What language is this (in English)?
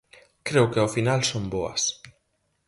Galician